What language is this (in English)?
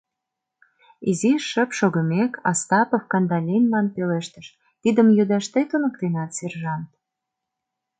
Mari